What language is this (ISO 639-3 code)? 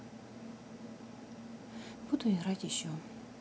rus